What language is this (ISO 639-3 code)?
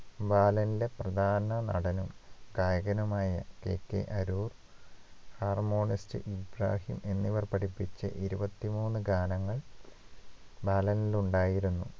mal